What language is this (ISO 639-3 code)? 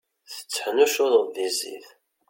kab